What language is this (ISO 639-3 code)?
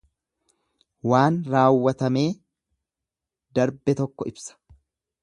orm